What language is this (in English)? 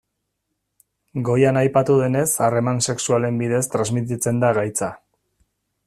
Basque